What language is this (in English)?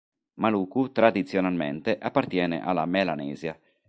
Italian